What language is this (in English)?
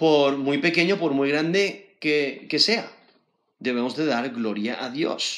Spanish